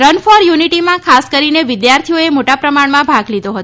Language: Gujarati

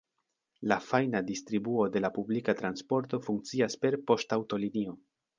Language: Esperanto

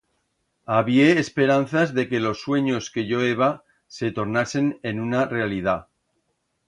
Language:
Aragonese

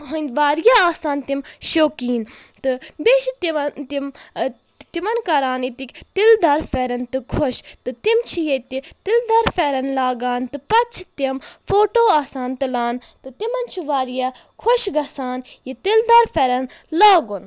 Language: Kashmiri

